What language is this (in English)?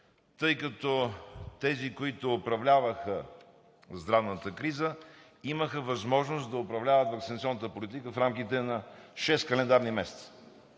Bulgarian